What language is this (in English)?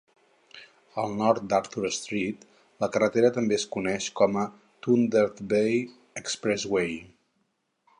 Catalan